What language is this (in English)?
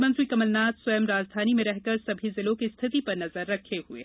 Hindi